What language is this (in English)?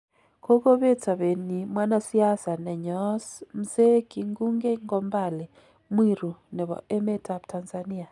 Kalenjin